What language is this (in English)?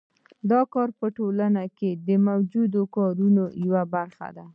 Pashto